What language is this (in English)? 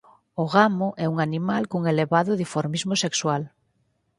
Galician